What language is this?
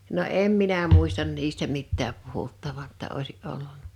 Finnish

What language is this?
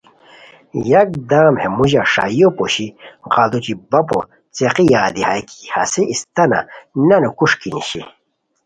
Khowar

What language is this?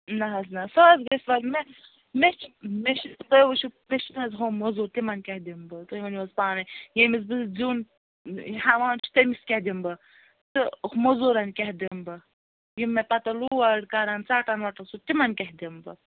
Kashmiri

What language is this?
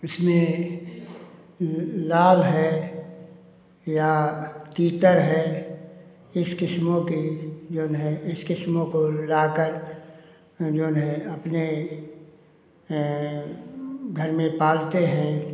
Hindi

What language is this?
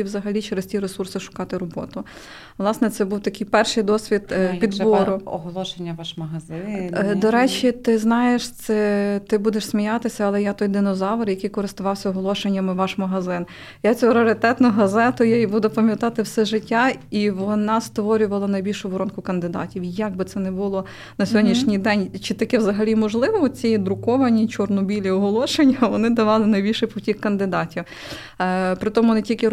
Ukrainian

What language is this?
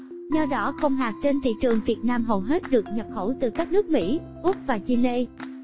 Vietnamese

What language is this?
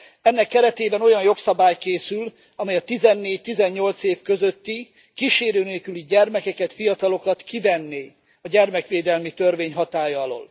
Hungarian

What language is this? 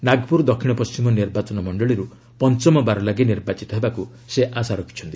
Odia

